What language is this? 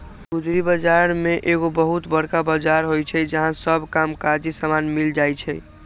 Magahi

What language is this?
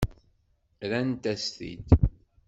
Kabyle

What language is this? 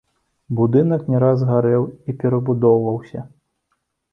Belarusian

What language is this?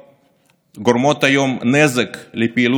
Hebrew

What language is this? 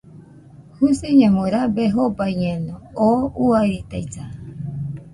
Nüpode Huitoto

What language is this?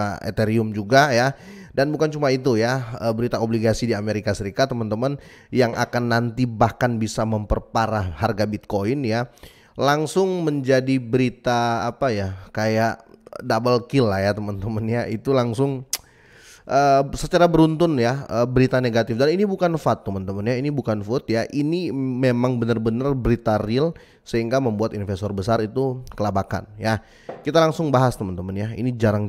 Indonesian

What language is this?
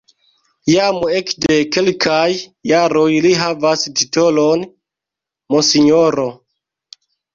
Esperanto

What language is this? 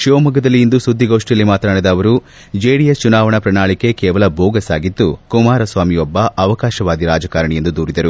Kannada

